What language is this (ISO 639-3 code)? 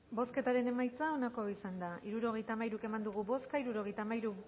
eus